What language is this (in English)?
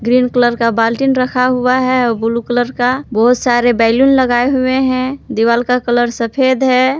Hindi